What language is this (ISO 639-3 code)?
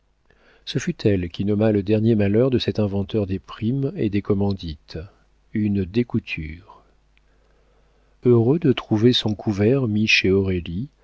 fra